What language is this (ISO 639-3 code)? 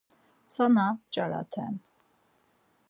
lzz